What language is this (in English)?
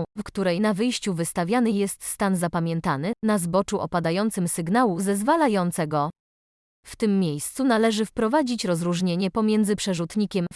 Polish